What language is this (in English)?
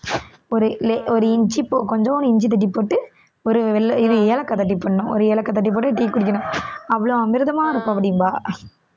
Tamil